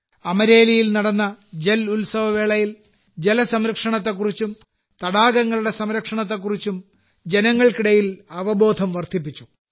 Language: Malayalam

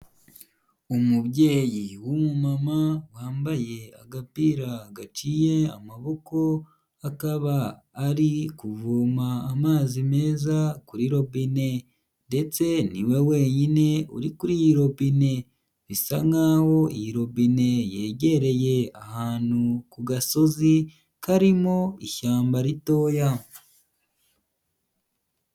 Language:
Kinyarwanda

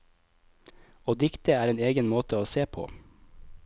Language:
Norwegian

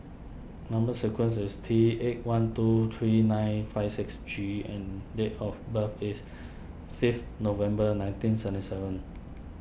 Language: English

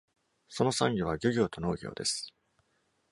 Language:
Japanese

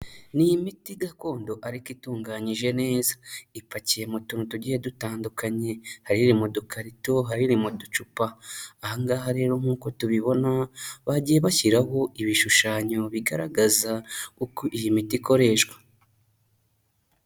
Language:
Kinyarwanda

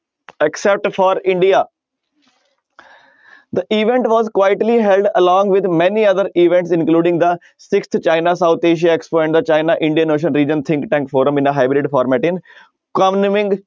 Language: Punjabi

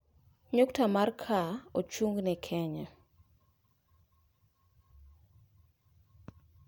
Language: Luo (Kenya and Tanzania)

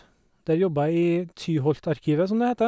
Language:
Norwegian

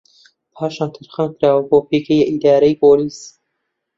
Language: Central Kurdish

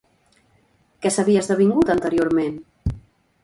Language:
Catalan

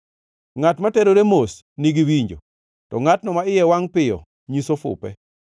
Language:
Luo (Kenya and Tanzania)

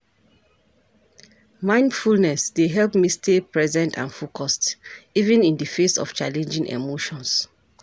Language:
Nigerian Pidgin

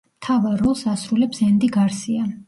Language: Georgian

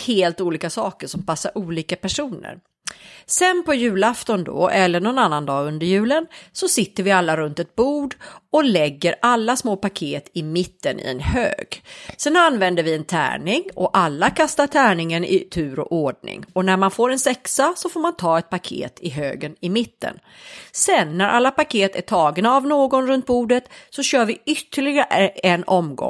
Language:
Swedish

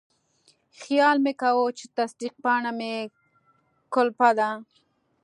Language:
Pashto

